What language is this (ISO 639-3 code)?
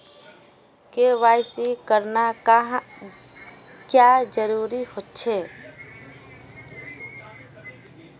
mag